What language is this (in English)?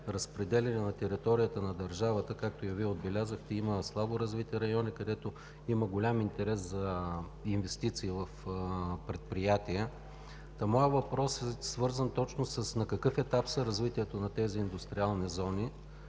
Bulgarian